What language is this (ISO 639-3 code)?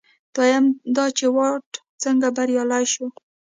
pus